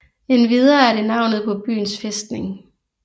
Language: Danish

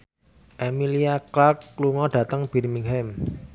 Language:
Javanese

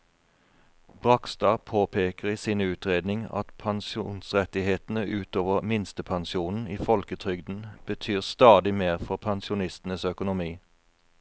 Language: Norwegian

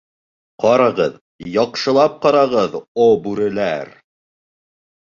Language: Bashkir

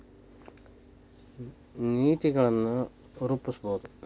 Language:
Kannada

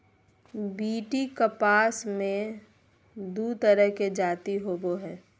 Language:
Magahi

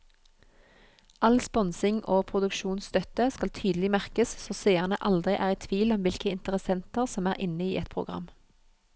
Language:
Norwegian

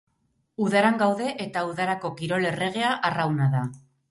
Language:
Basque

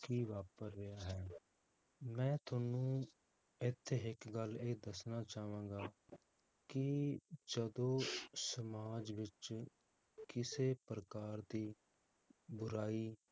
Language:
Punjabi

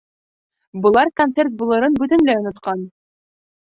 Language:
Bashkir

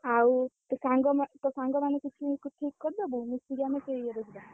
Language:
Odia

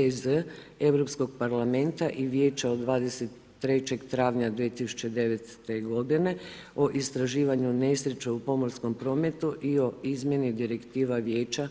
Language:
Croatian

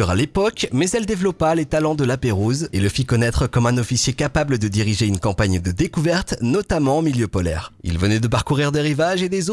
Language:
French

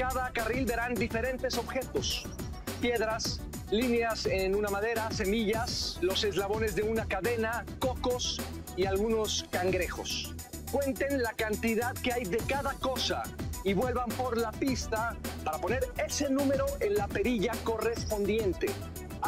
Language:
Spanish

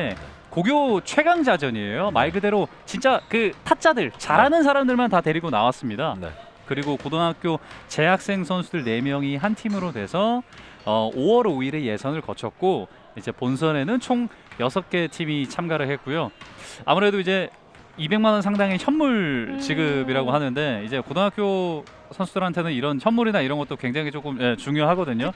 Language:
Korean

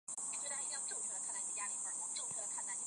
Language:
Chinese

